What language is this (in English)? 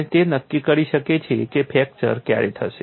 Gujarati